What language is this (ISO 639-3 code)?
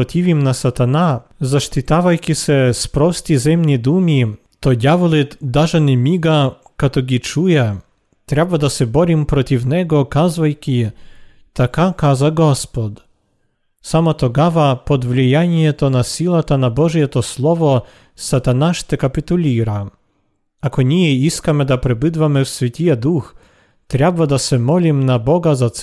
bul